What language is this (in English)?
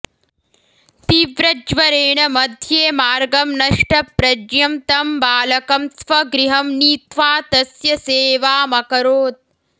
Sanskrit